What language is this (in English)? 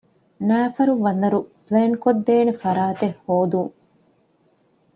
Divehi